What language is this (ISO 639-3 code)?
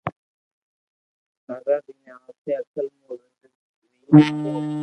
lrk